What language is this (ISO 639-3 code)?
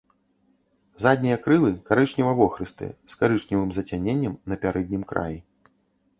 bel